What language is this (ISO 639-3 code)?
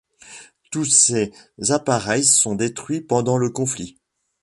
fra